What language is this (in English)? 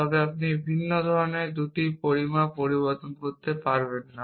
Bangla